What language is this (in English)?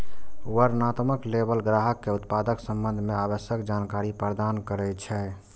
Maithili